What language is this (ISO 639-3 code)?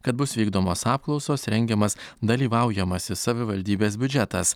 lit